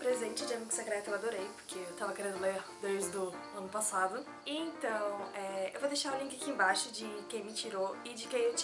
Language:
Portuguese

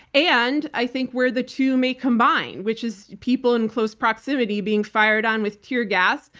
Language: English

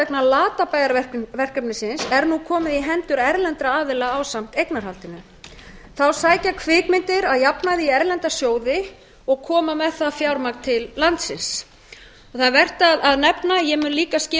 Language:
Icelandic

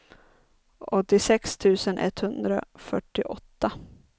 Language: Swedish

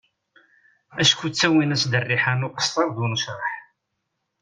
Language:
Kabyle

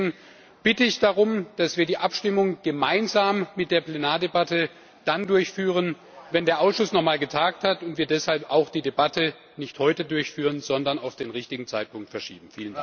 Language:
German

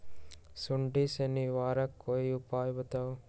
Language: Magahi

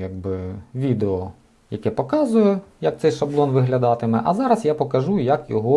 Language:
Ukrainian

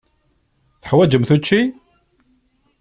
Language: Kabyle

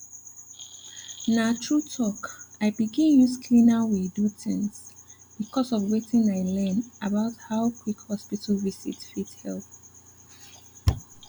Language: Nigerian Pidgin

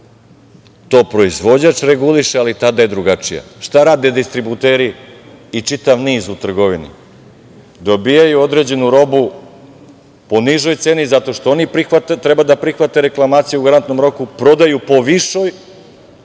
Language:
Serbian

